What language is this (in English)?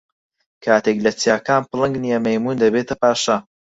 Central Kurdish